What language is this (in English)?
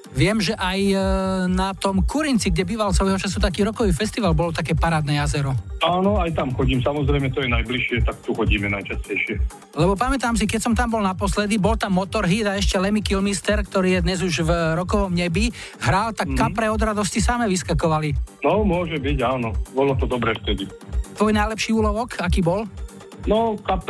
Slovak